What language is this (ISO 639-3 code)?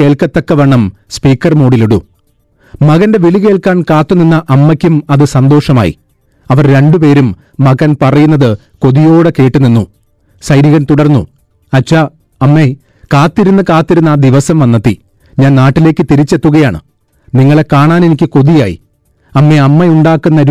mal